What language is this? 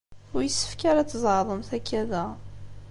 Kabyle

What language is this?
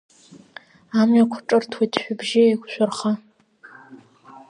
Abkhazian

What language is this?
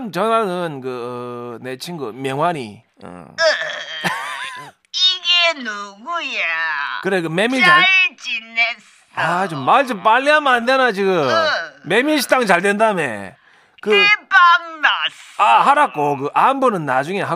Korean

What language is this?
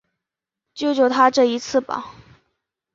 Chinese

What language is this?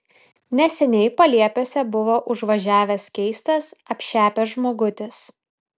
Lithuanian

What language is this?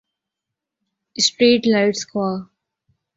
Urdu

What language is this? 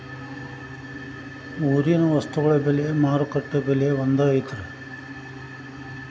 Kannada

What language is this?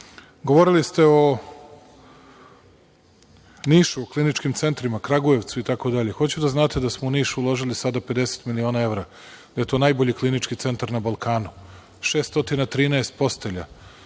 Serbian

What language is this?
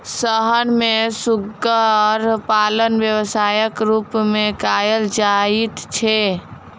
Maithili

